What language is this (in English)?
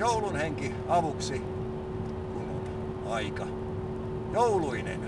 Finnish